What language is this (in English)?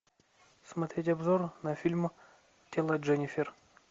Russian